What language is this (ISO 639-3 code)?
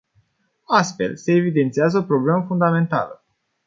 ron